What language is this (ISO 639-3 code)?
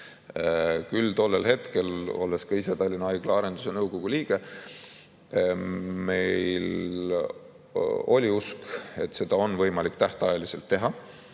est